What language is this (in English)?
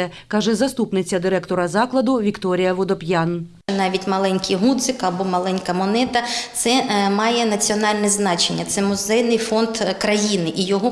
Ukrainian